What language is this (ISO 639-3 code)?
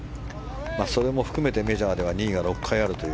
jpn